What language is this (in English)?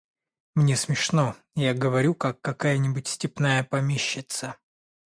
Russian